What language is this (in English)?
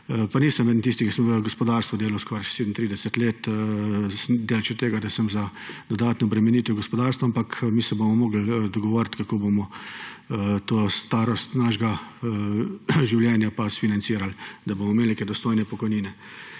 Slovenian